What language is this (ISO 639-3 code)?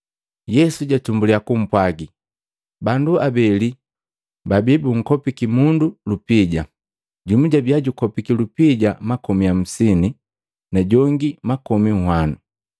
mgv